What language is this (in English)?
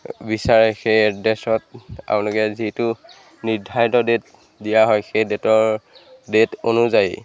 Assamese